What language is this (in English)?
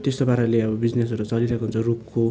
Nepali